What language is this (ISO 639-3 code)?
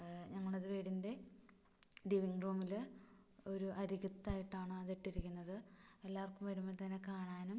mal